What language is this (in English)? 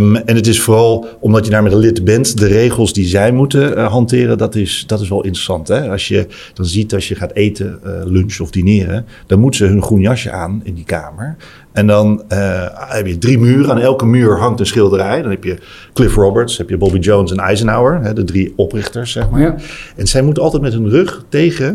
Dutch